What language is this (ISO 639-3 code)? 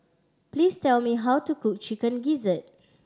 eng